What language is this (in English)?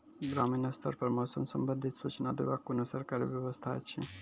Maithili